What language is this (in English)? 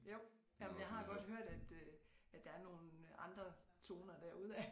Danish